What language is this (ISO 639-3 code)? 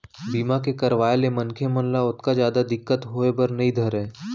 hne